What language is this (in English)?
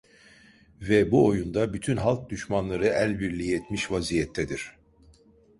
Turkish